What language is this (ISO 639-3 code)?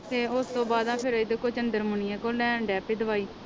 pan